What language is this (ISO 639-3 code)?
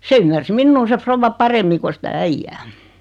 fin